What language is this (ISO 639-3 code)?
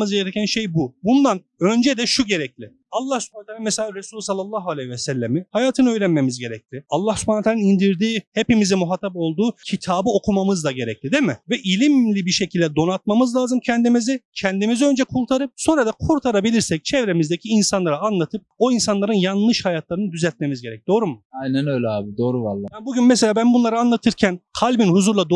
tur